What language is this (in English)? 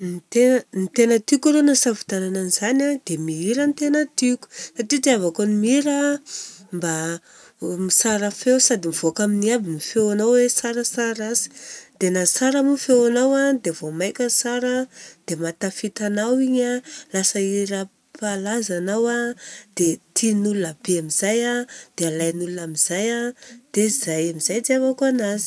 Southern Betsimisaraka Malagasy